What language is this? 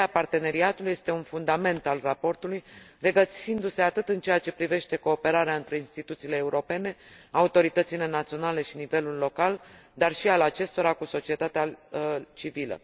Romanian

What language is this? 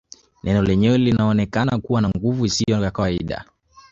Swahili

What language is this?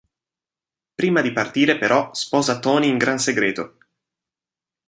Italian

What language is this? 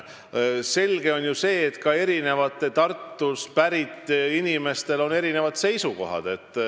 Estonian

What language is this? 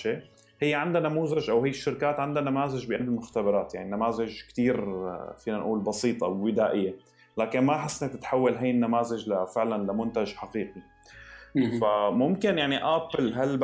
Arabic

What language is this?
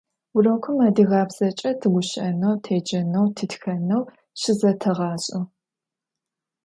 Adyghe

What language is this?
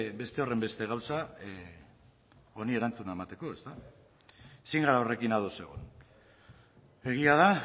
Basque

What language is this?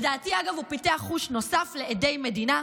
Hebrew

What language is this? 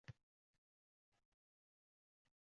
Uzbek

